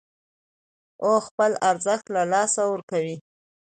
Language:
Pashto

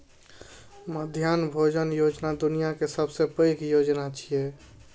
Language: Maithili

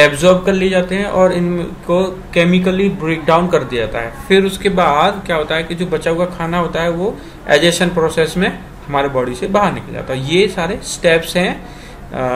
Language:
Hindi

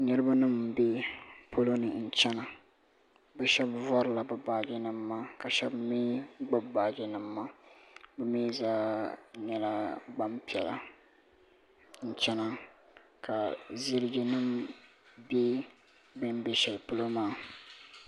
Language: Dagbani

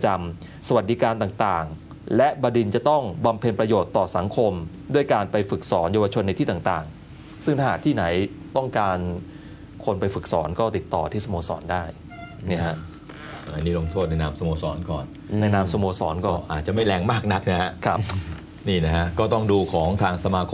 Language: Thai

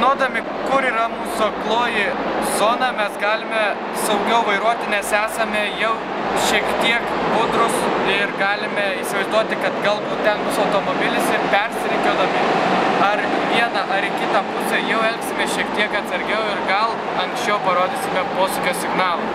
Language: Lithuanian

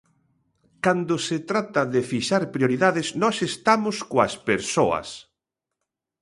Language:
Galician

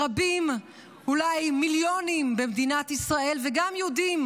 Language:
Hebrew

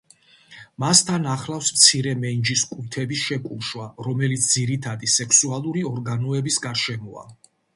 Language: Georgian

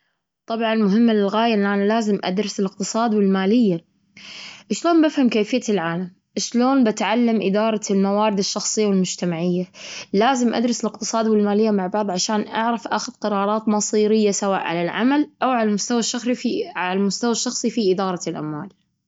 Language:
Gulf Arabic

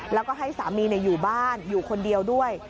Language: Thai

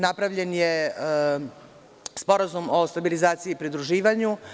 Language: Serbian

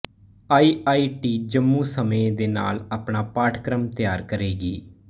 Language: Punjabi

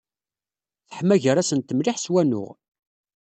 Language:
Kabyle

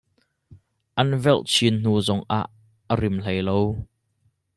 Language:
Hakha Chin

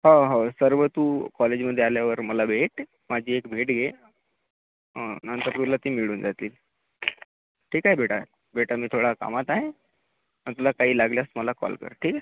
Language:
Marathi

